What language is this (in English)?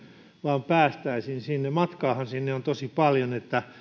Finnish